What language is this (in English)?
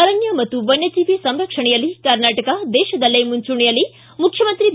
Kannada